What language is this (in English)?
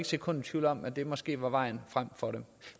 Danish